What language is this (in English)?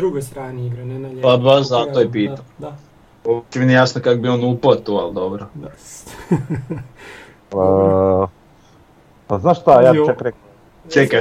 Croatian